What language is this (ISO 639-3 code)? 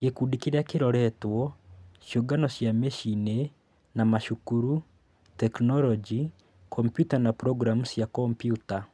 kik